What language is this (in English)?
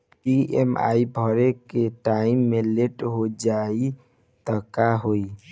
Bhojpuri